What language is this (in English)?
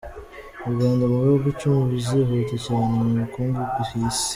Kinyarwanda